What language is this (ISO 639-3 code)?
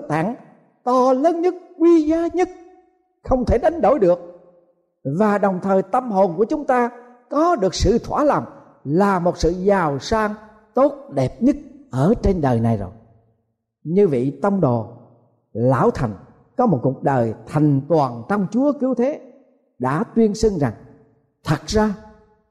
vie